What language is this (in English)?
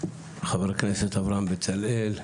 Hebrew